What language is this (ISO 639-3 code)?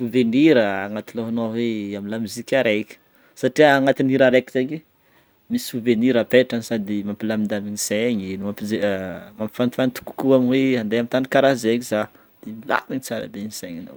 bmm